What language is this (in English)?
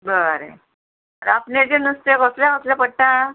Konkani